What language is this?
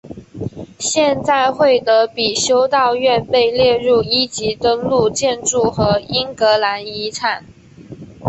Chinese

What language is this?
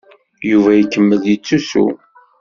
Kabyle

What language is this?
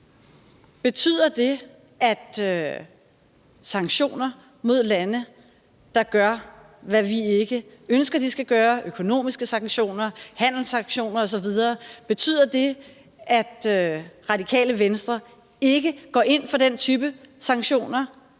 Danish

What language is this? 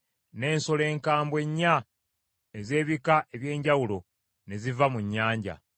Ganda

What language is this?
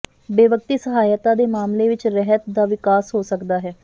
Punjabi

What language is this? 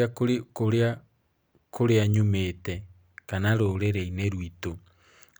Kikuyu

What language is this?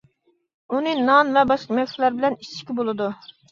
Uyghur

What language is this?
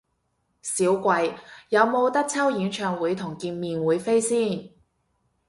Cantonese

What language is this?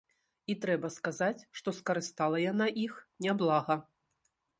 Belarusian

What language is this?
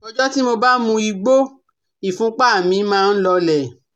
Yoruba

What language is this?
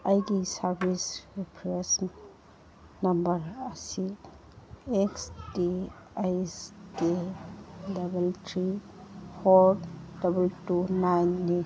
Manipuri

